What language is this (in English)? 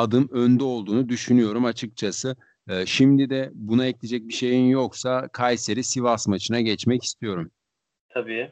Turkish